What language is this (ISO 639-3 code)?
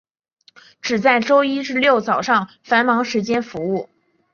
zho